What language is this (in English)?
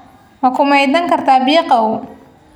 Somali